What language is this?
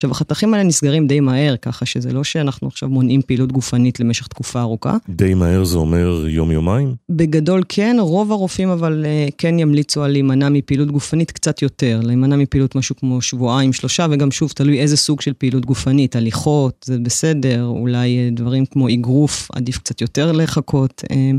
Hebrew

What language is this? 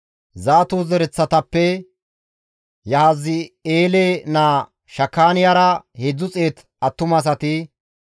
Gamo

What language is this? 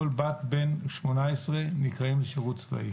Hebrew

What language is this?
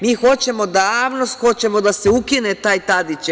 Serbian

